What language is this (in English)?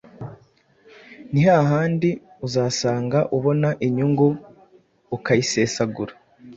Kinyarwanda